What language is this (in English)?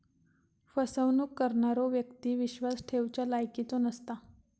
Marathi